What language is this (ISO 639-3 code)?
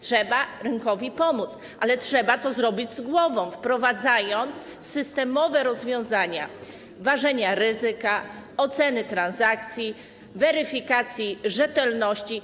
pol